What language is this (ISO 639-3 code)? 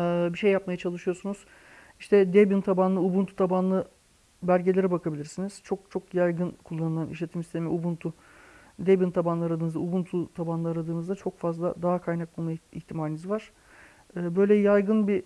tur